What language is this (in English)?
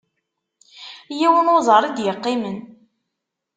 Kabyle